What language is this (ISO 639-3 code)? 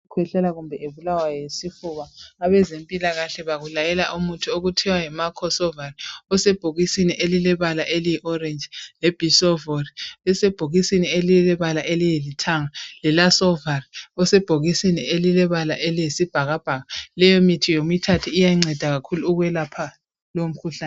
nde